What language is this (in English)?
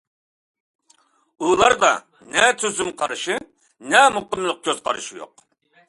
Uyghur